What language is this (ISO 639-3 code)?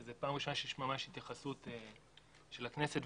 heb